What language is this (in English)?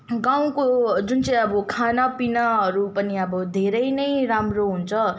Nepali